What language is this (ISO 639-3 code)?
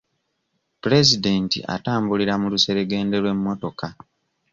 lug